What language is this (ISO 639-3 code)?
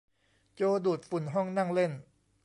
tha